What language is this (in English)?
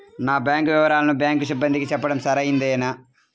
Telugu